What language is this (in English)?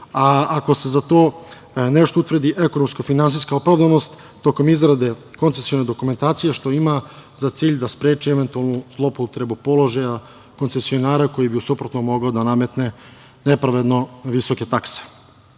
Serbian